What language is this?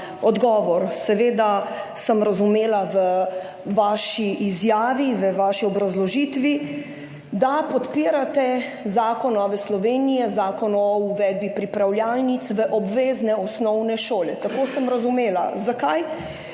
Slovenian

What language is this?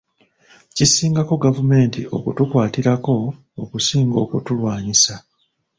Ganda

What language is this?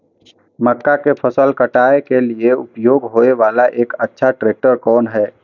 Maithili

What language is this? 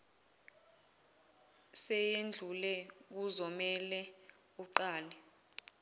Zulu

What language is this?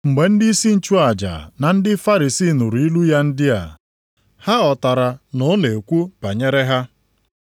Igbo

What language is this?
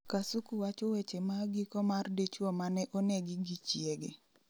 Luo (Kenya and Tanzania)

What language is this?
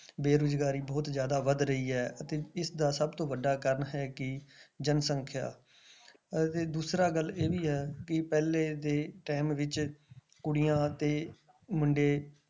Punjabi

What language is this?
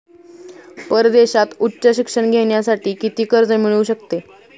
Marathi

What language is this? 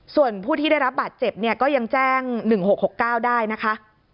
Thai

